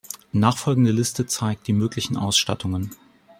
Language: German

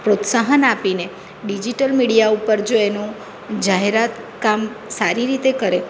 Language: Gujarati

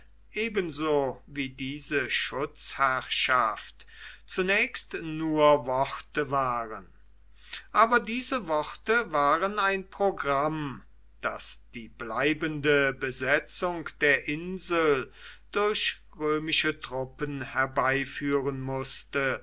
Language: German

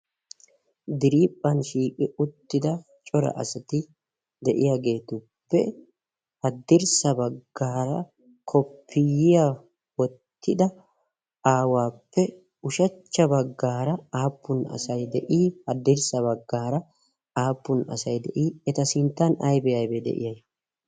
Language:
Wolaytta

